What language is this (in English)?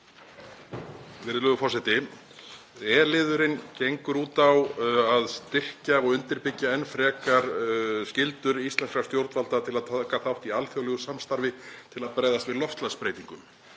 Icelandic